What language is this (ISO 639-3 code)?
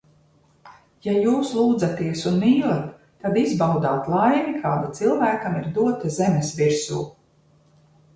lav